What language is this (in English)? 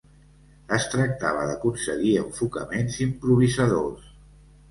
Catalan